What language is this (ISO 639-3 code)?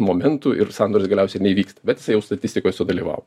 lit